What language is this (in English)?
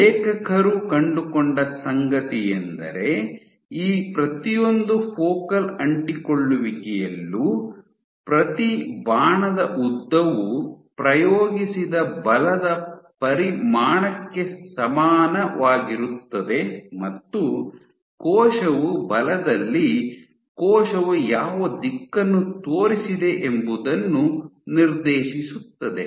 Kannada